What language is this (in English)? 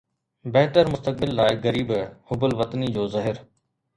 Sindhi